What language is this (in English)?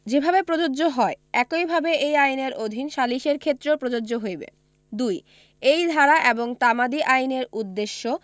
Bangla